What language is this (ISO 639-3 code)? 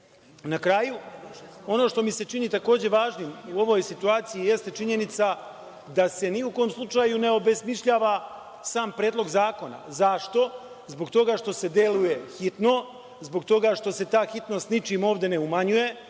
srp